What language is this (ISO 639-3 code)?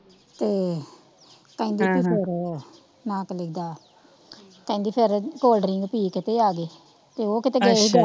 pan